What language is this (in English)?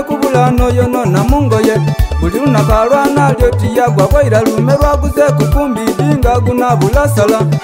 Thai